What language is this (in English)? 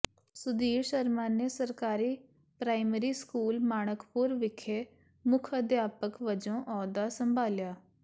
Punjabi